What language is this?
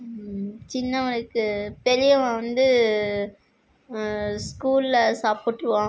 Tamil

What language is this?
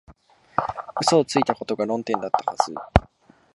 Japanese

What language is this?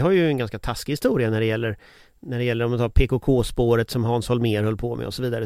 Swedish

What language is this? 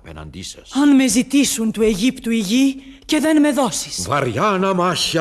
Greek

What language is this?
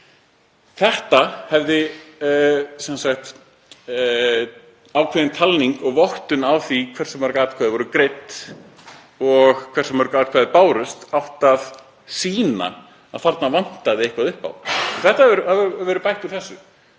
Icelandic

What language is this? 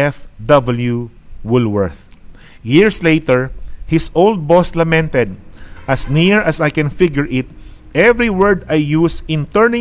Filipino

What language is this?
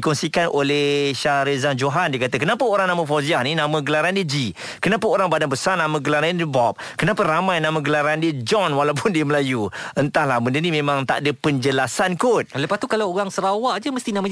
Malay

